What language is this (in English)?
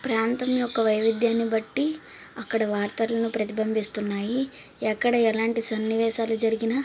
Telugu